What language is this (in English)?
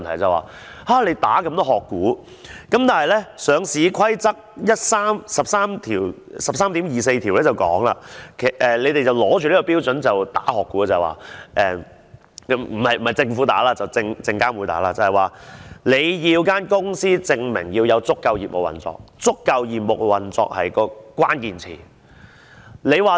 Cantonese